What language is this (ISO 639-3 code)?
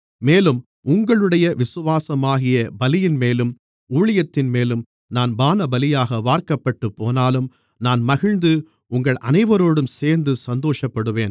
tam